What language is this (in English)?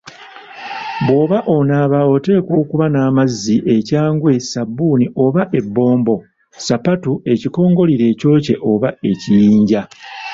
Ganda